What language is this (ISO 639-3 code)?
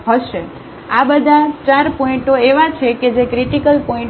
guj